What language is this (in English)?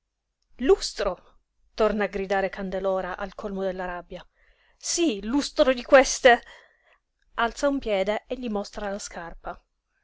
Italian